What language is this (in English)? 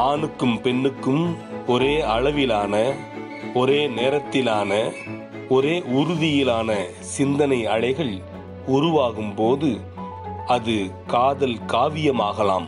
Tamil